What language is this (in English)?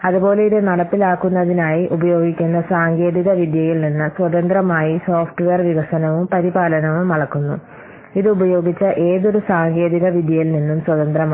Malayalam